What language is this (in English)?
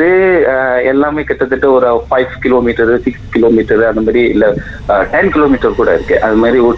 Tamil